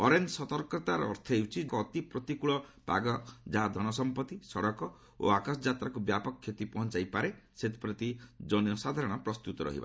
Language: Odia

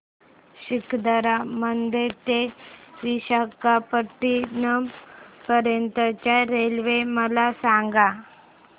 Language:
Marathi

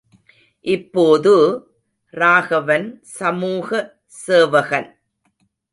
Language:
Tamil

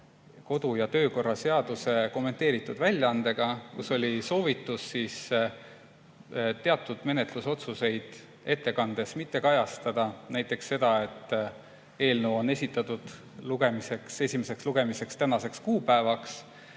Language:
Estonian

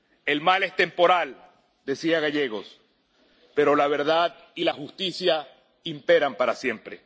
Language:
Spanish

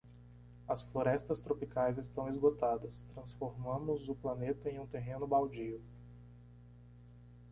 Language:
Portuguese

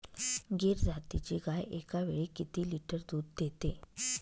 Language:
Marathi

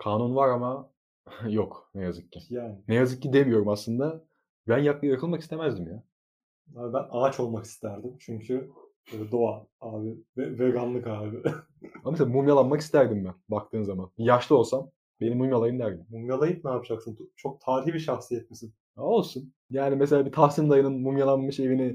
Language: Turkish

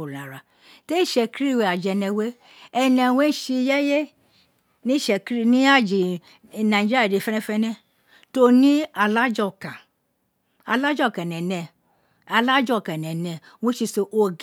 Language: Isekiri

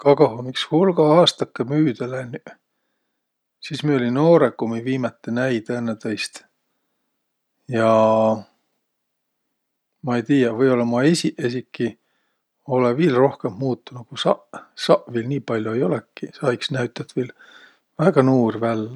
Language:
Võro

